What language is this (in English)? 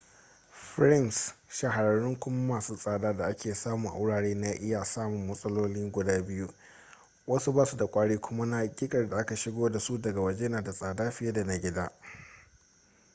Hausa